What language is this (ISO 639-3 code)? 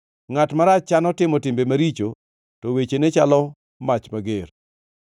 luo